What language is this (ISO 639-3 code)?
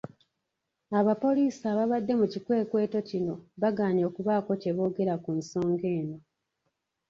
lug